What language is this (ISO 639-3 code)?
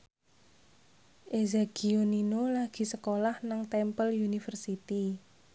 jav